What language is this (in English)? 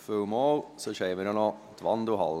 Swiss German